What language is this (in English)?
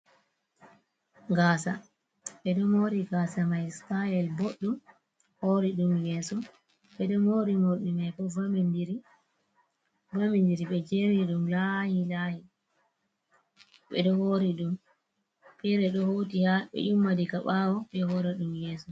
Fula